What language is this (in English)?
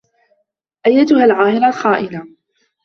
Arabic